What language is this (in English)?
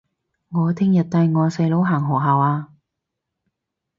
Cantonese